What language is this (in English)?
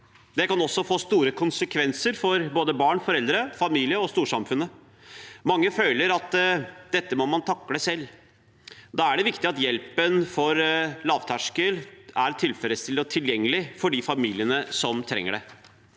Norwegian